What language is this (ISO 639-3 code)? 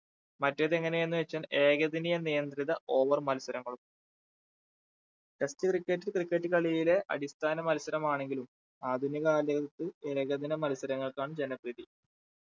mal